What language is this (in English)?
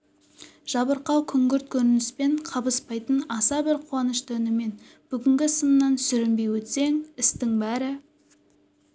Kazakh